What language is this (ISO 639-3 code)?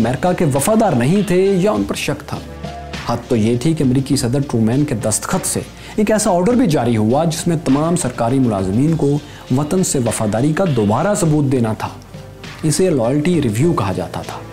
urd